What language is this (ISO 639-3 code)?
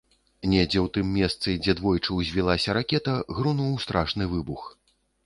bel